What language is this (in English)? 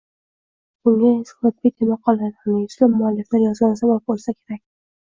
Uzbek